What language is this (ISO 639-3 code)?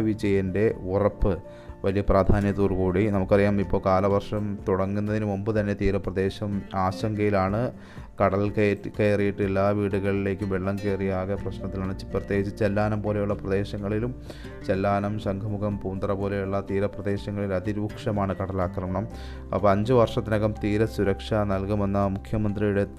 mal